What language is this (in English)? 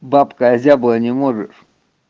Russian